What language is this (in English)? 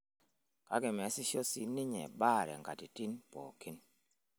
Masai